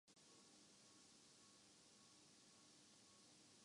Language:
Urdu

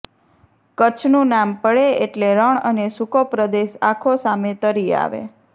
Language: Gujarati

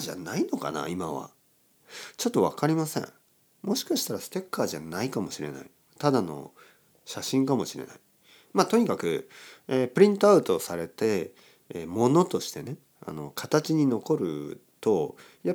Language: Japanese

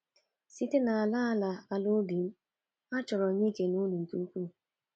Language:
Igbo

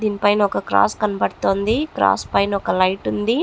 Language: Telugu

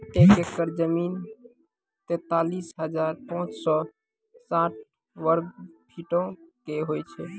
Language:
Maithili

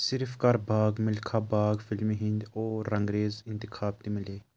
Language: Kashmiri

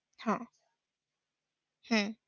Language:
Marathi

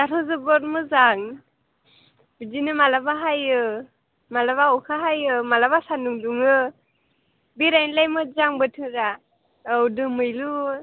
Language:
Bodo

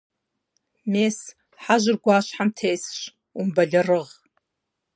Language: Kabardian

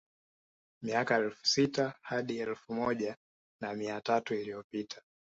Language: Swahili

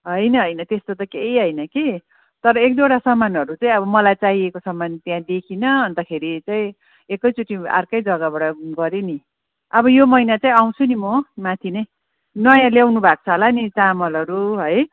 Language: Nepali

